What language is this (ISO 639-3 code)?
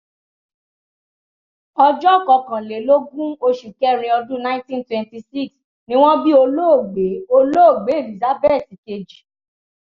yor